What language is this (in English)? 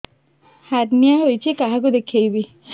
Odia